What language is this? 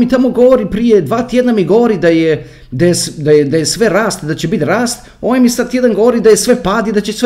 Croatian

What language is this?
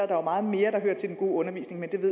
Danish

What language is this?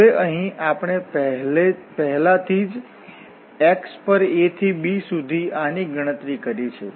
Gujarati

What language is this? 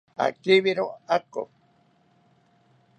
South Ucayali Ashéninka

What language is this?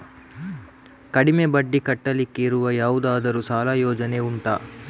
Kannada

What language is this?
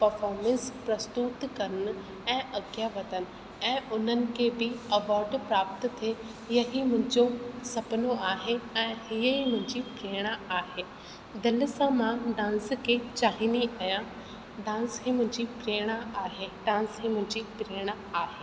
Sindhi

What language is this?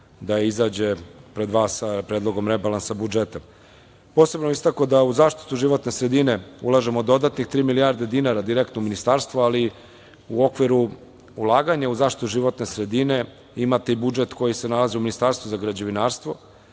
Serbian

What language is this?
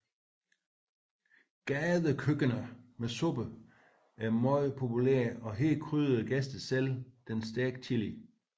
Danish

